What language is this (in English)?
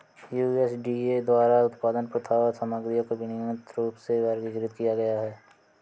Hindi